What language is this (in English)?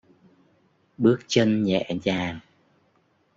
Vietnamese